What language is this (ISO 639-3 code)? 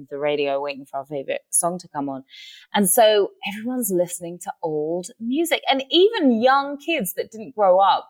eng